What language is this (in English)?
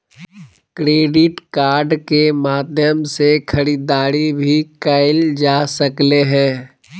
Magahi